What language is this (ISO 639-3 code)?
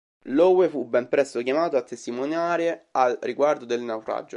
ita